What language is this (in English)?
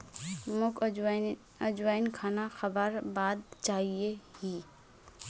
Magahi